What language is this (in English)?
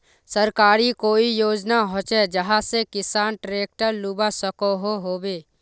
Magahi